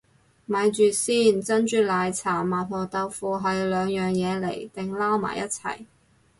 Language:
Cantonese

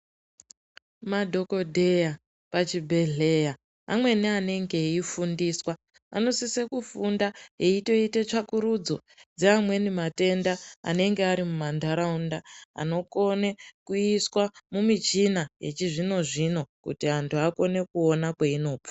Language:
Ndau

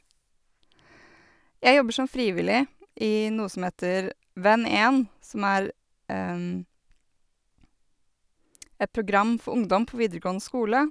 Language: Norwegian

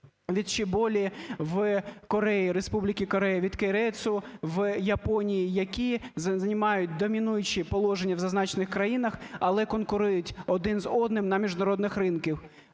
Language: Ukrainian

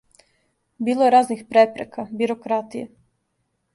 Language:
Serbian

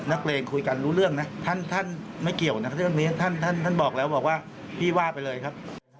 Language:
Thai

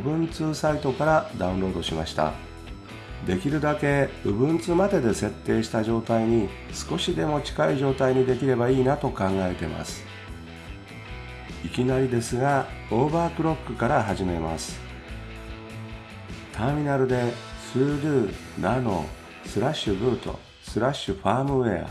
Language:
Japanese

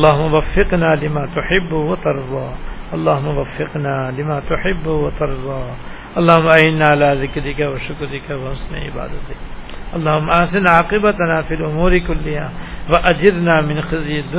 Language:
Urdu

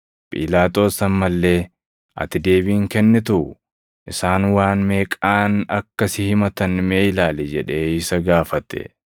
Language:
Oromo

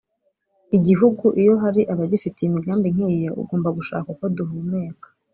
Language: Kinyarwanda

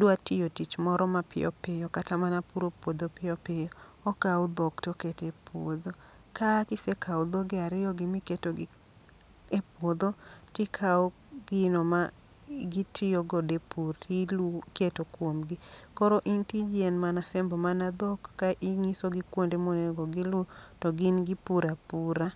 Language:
Luo (Kenya and Tanzania)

